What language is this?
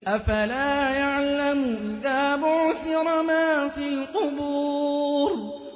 Arabic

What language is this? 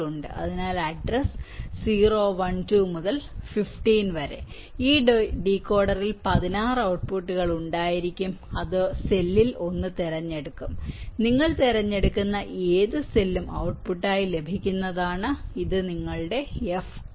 Malayalam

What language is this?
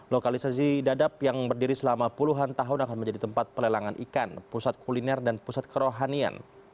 Indonesian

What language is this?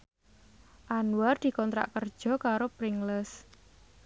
Javanese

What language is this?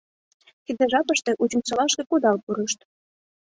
Mari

